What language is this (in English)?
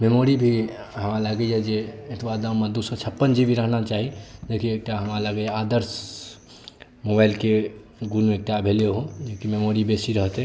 Maithili